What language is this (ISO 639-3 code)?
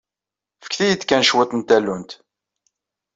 kab